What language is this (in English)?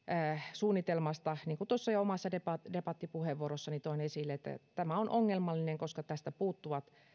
Finnish